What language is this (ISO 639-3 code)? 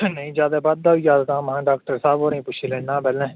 doi